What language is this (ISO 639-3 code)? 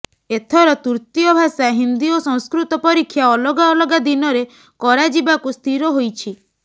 ori